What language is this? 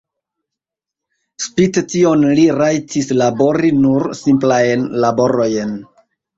Esperanto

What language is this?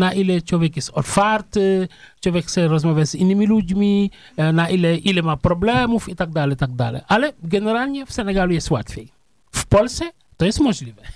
Polish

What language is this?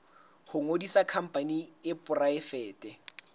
Southern Sotho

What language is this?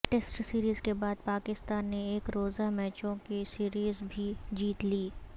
Urdu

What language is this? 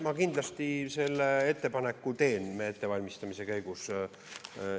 Estonian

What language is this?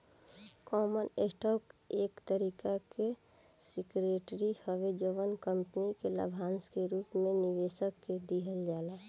Bhojpuri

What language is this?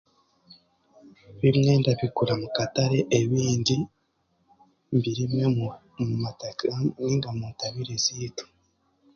Chiga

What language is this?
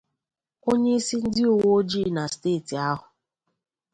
Igbo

